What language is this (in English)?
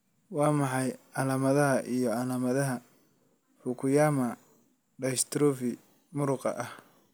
Somali